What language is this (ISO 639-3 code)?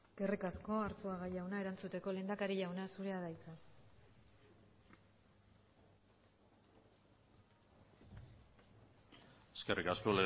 eus